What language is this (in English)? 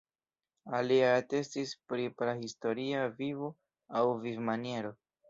Esperanto